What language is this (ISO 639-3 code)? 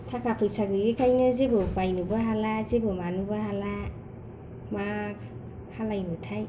brx